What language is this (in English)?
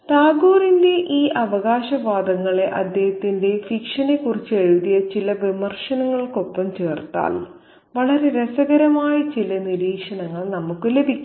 Malayalam